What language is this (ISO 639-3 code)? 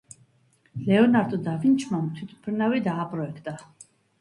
kat